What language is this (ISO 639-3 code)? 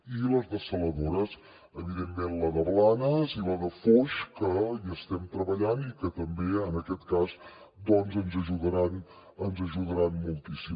cat